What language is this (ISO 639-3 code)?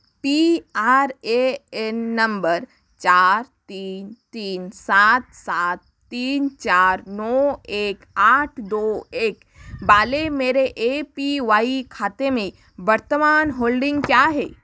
hin